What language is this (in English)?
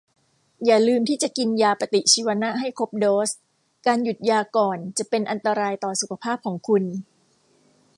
Thai